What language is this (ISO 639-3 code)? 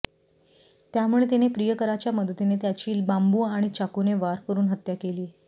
mar